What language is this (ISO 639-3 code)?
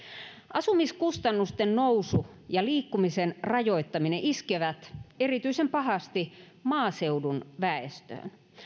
fin